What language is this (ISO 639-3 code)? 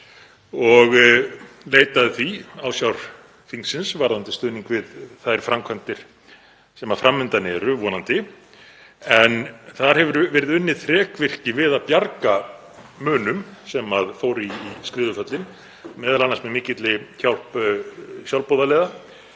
isl